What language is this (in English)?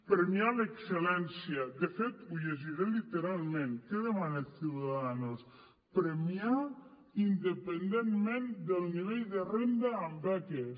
Catalan